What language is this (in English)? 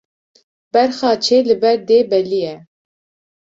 Kurdish